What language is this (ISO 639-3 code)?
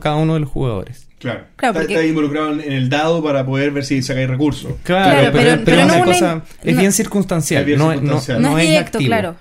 spa